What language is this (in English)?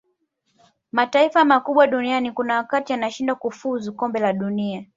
Swahili